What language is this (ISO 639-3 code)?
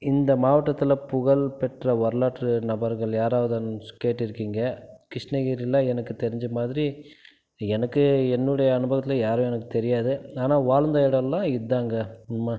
tam